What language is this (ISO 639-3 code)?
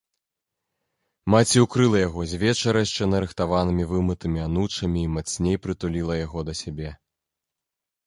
bel